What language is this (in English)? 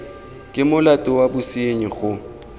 Tswana